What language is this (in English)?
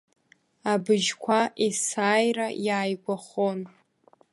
Abkhazian